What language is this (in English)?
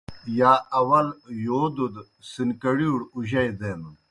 Kohistani Shina